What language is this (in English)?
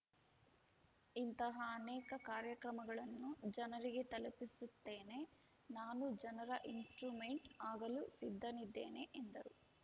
Kannada